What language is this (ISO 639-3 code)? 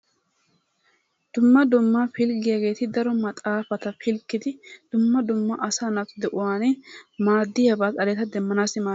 wal